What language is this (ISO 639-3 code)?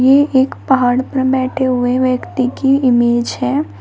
hin